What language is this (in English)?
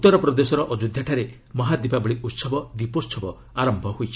Odia